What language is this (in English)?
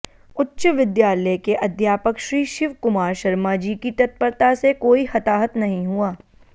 Sanskrit